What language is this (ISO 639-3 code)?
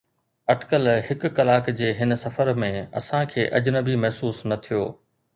snd